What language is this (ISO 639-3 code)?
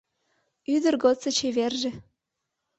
chm